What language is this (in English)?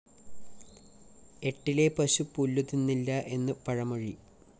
Malayalam